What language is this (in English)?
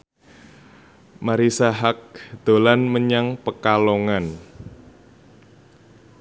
Javanese